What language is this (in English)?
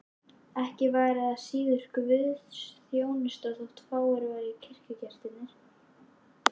Icelandic